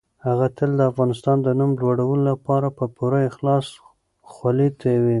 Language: Pashto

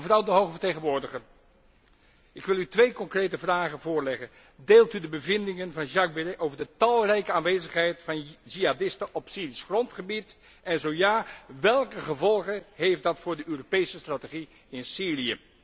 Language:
Dutch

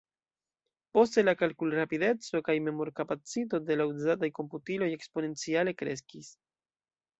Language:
Esperanto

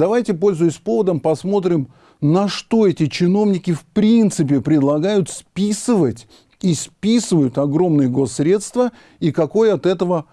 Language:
Russian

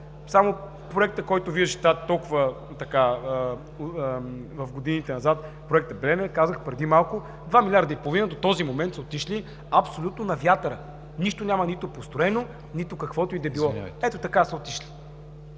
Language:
Bulgarian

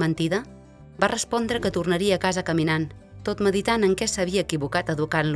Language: Catalan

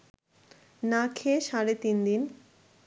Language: Bangla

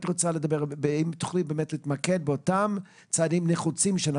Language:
Hebrew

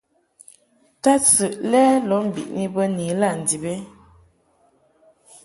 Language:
Mungaka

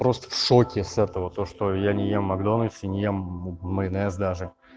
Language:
Russian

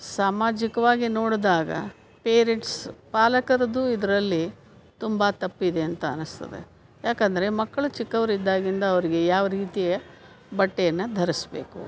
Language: Kannada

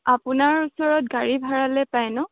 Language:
Assamese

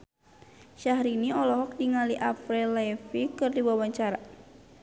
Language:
Sundanese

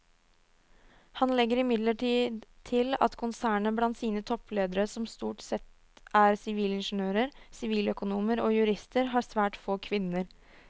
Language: Norwegian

